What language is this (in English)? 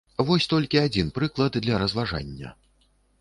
Belarusian